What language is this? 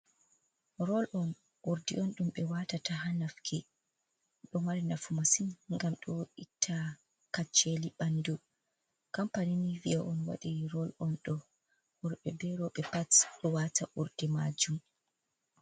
Fula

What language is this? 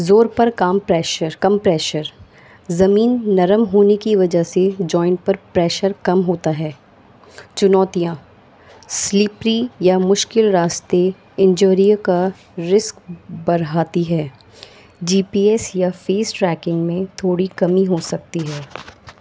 Urdu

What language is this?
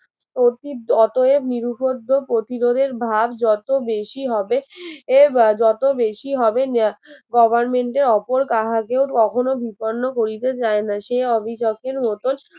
Bangla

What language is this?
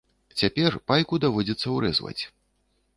Belarusian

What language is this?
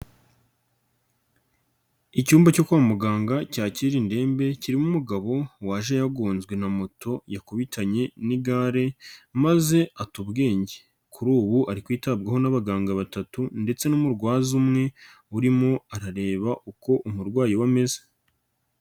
Kinyarwanda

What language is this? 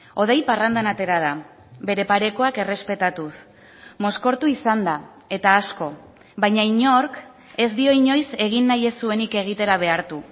Basque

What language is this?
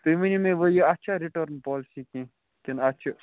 Kashmiri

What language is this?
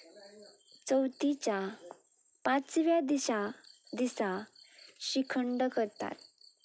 Konkani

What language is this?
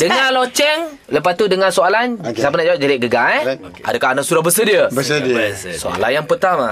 Malay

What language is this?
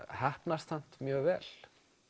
Icelandic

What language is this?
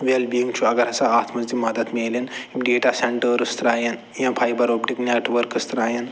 Kashmiri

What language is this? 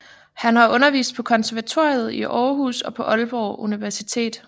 Danish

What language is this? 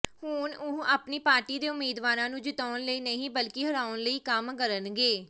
Punjabi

